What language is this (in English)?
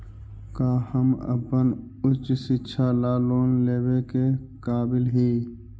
Magahi